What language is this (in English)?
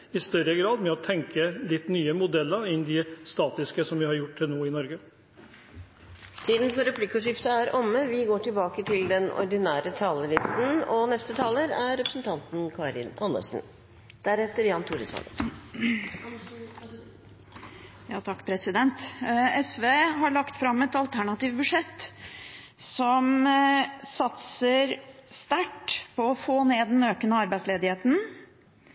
Norwegian